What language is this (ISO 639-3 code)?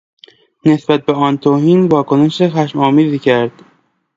fas